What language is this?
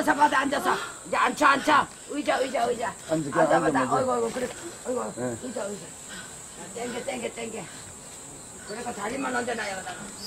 Korean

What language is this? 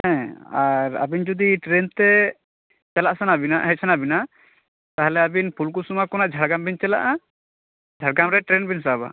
Santali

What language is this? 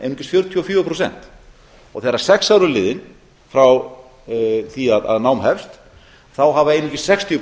Icelandic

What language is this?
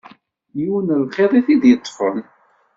Kabyle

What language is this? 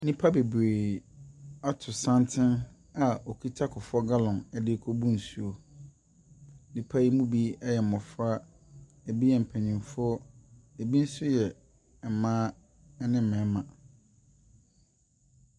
Akan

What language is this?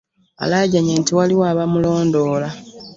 Ganda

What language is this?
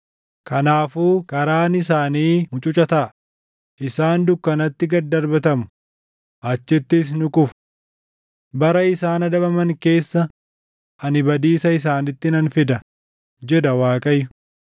Oromo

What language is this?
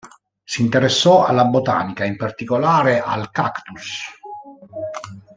Italian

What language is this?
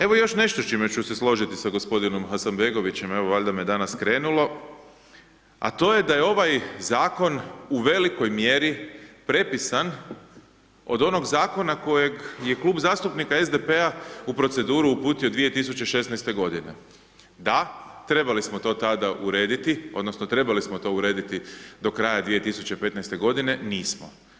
Croatian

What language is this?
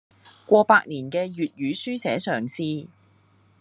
Cantonese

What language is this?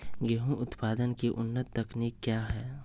Magahi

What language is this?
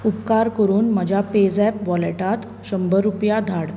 Konkani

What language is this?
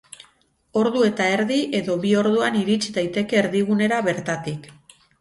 Basque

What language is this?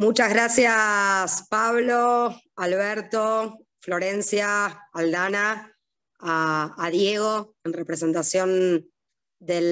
Spanish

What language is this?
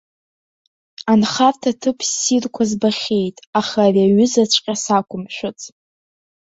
Abkhazian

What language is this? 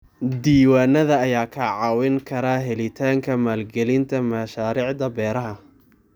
Somali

